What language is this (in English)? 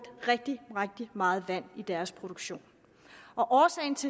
Danish